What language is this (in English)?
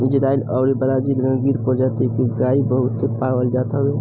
Bhojpuri